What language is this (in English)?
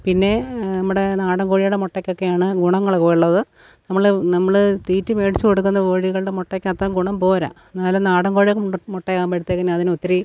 Malayalam